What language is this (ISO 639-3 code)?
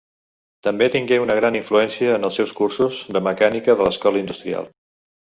cat